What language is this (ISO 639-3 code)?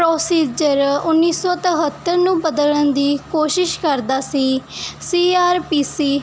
pan